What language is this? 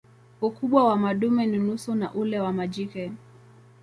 Swahili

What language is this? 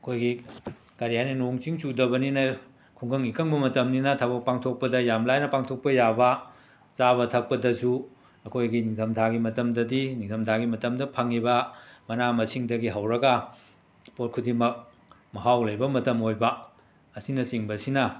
Manipuri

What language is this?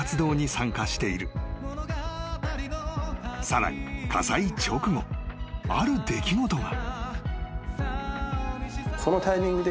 Japanese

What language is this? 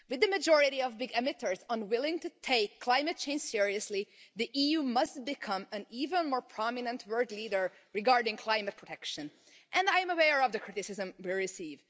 English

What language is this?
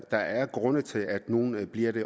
Danish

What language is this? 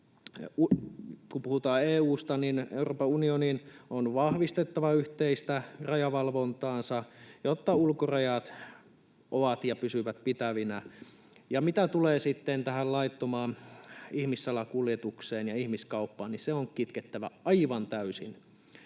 Finnish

